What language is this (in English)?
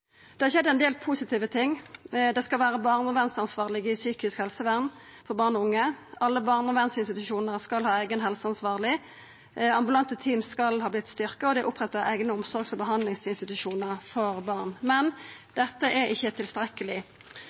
Norwegian Nynorsk